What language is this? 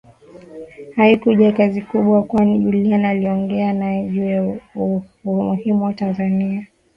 Swahili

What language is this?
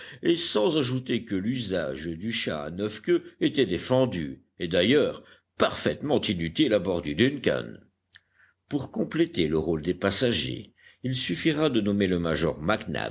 French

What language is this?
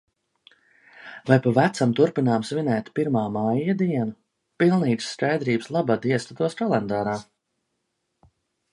Latvian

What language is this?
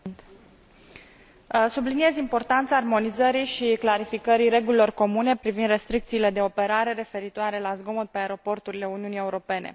Romanian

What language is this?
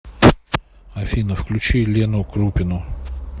Russian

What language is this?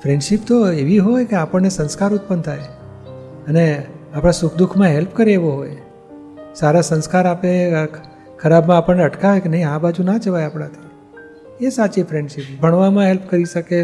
Gujarati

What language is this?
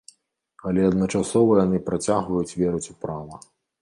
Belarusian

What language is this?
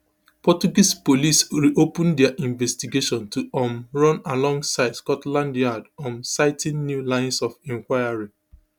Nigerian Pidgin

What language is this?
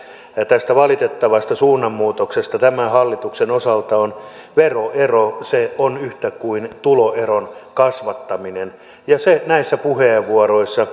Finnish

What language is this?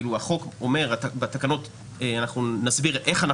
Hebrew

